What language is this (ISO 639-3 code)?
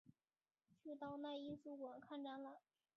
zho